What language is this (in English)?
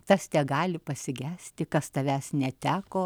Lithuanian